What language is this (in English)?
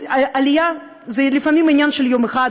Hebrew